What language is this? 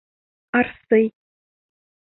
Bashkir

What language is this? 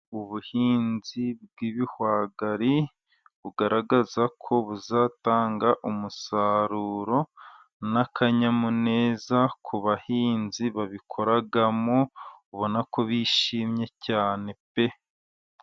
Kinyarwanda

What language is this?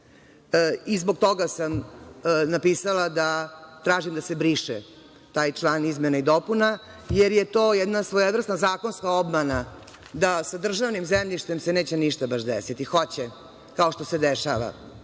Serbian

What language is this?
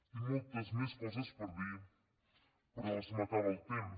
Catalan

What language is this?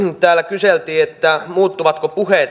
Finnish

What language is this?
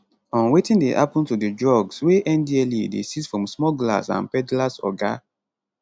Nigerian Pidgin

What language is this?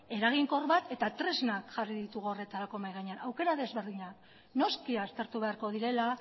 Basque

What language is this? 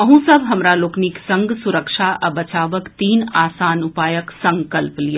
Maithili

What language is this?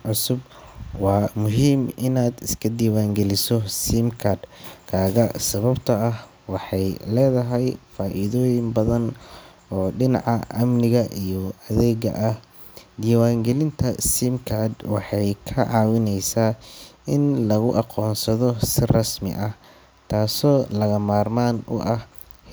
Somali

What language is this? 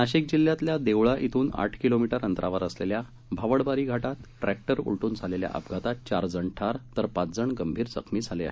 Marathi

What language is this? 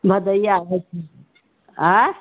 Maithili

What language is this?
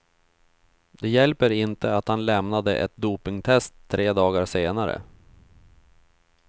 Swedish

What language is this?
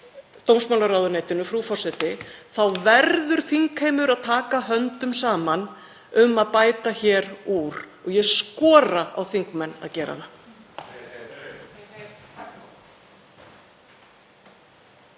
Icelandic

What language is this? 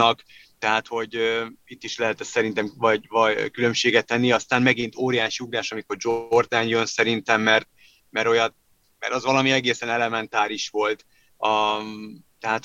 Hungarian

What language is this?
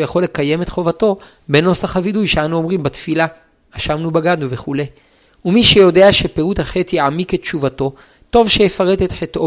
Hebrew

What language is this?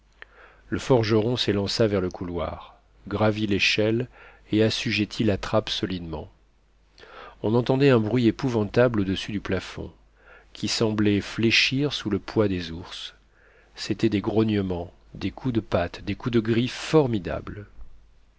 French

